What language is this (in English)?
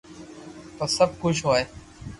Loarki